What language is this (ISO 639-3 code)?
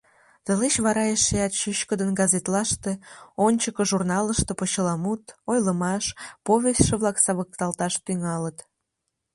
chm